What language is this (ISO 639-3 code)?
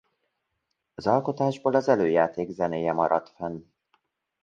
hun